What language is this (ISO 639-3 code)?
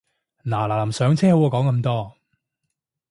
yue